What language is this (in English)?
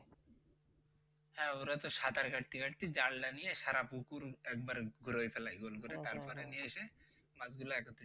Bangla